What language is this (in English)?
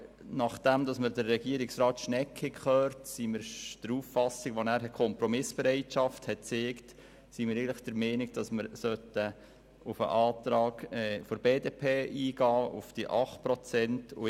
Swiss German